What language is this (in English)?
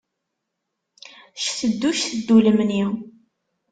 Kabyle